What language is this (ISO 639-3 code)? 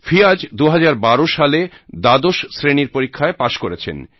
ben